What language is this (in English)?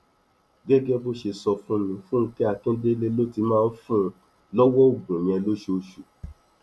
Yoruba